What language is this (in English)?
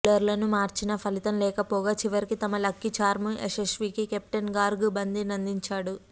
Telugu